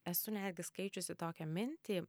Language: Lithuanian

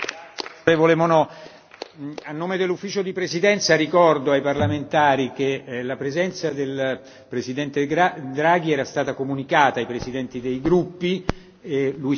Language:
Italian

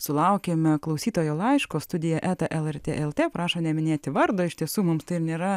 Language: Lithuanian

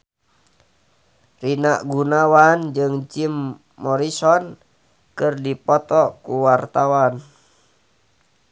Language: Sundanese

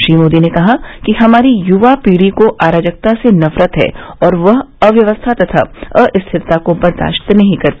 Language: Hindi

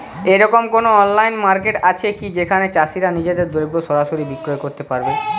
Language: Bangla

